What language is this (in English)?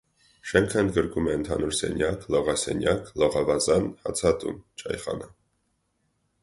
Armenian